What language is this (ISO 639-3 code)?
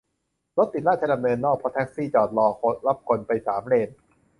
tha